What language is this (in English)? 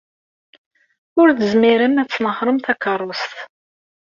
Kabyle